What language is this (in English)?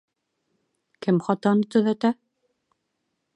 Bashkir